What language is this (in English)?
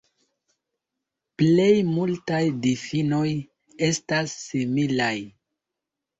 Esperanto